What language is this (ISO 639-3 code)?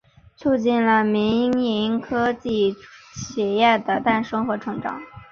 zho